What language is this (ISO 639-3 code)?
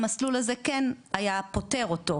heb